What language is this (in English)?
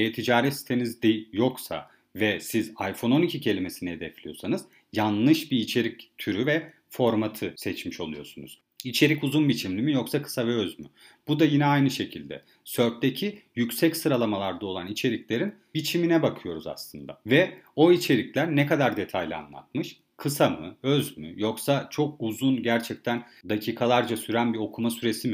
Turkish